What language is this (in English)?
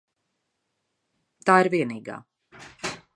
Latvian